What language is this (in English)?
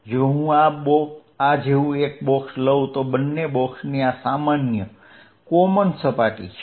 Gujarati